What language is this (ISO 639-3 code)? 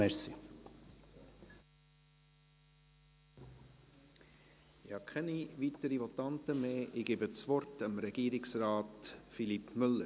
gsw